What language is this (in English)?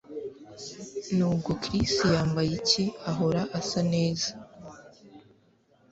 Kinyarwanda